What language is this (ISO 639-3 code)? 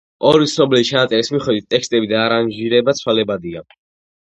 kat